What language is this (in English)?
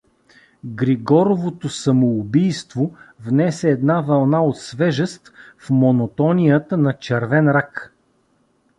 Bulgarian